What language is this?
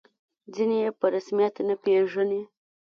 Pashto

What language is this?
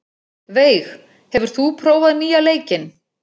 Icelandic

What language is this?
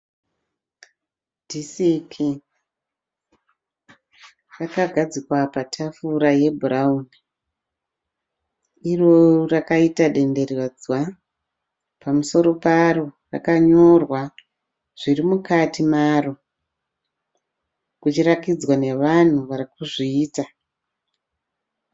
Shona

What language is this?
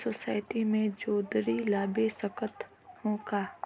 Chhattisgarhi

